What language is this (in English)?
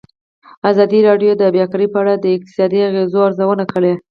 Pashto